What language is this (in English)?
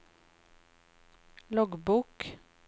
Norwegian